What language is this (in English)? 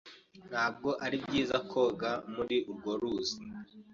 Kinyarwanda